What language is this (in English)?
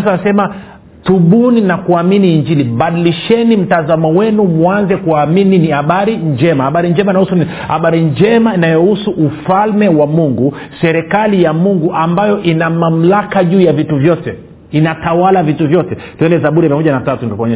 Swahili